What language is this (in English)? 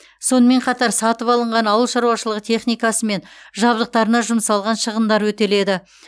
Kazakh